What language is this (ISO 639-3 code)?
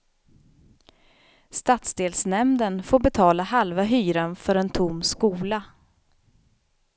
swe